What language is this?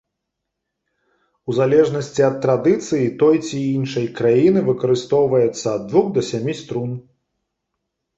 Belarusian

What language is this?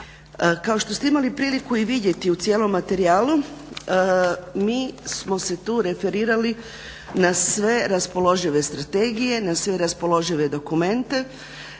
Croatian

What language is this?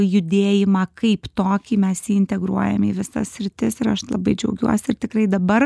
Lithuanian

